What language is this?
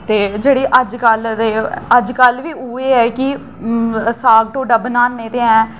Dogri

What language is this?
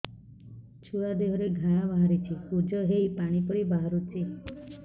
Odia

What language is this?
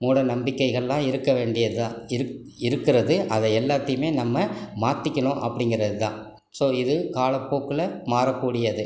Tamil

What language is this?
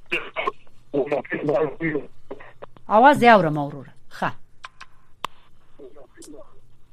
Persian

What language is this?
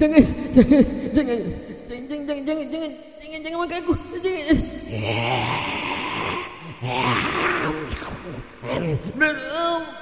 Malay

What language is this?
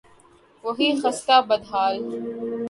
Urdu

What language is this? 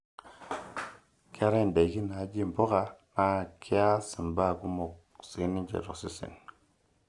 Masai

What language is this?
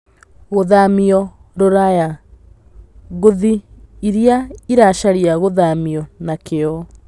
Kikuyu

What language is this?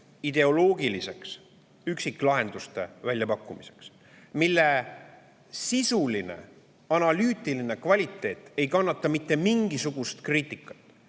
Estonian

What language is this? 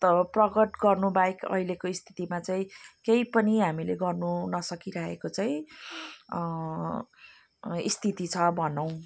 Nepali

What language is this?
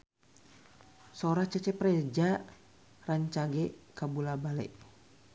Sundanese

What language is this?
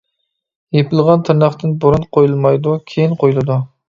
Uyghur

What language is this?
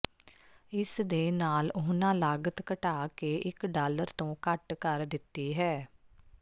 Punjabi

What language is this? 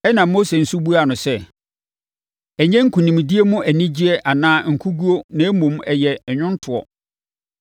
Akan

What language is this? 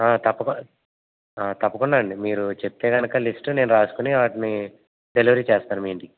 Telugu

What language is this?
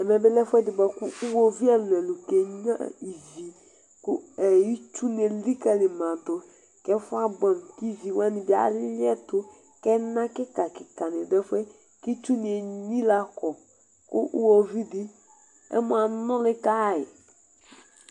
Ikposo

